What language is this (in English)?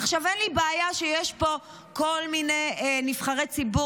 Hebrew